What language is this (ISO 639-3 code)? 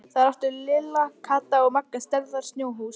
isl